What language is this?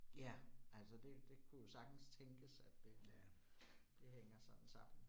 Danish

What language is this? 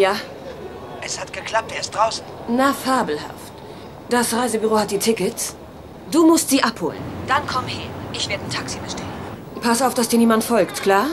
German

